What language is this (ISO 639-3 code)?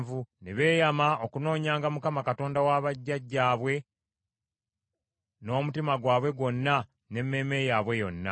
lug